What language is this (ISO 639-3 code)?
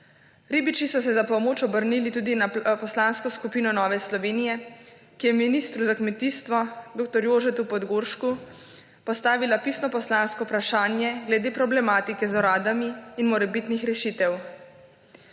slv